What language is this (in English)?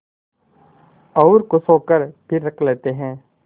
Hindi